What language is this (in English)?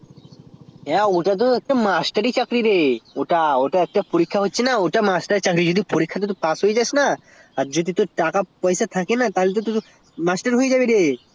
Bangla